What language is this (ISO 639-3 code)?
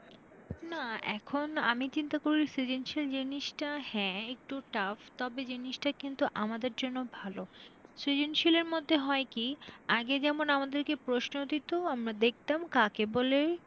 ben